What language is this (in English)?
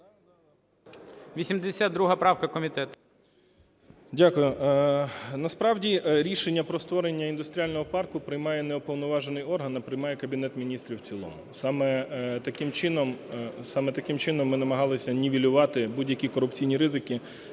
Ukrainian